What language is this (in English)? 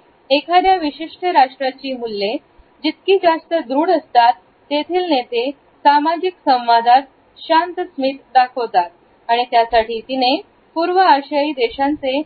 Marathi